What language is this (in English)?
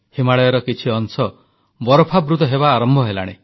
Odia